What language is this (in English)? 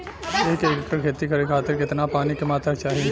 Bhojpuri